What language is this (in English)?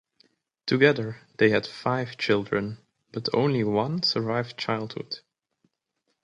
English